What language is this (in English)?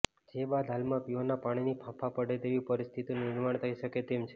Gujarati